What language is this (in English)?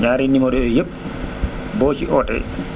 Wolof